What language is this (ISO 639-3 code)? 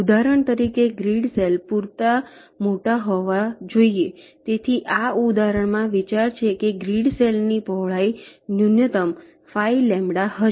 guj